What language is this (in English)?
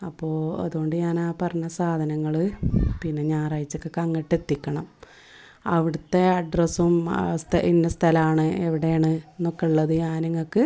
Malayalam